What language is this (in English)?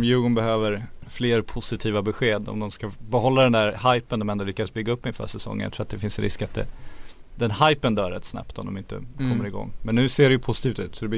Swedish